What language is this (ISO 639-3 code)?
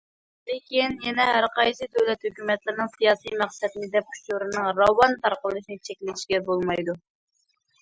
uig